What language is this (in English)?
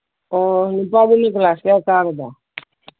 Manipuri